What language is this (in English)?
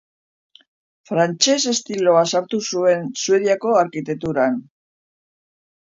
Basque